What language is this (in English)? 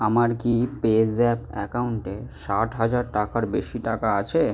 Bangla